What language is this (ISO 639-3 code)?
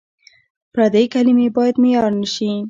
pus